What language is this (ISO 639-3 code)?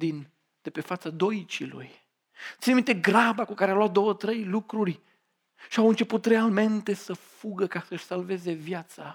ron